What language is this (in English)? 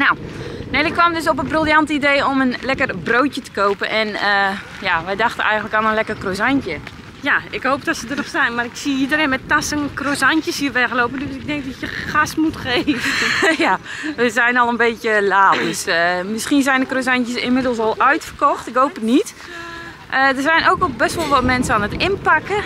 Dutch